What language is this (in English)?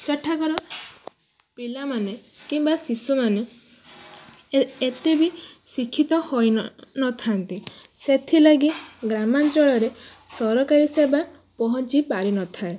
Odia